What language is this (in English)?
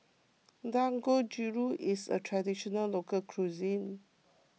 English